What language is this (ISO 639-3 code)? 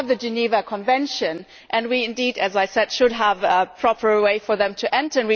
eng